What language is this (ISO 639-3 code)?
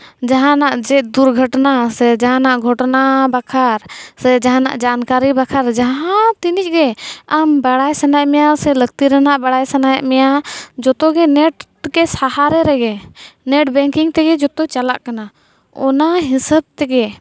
sat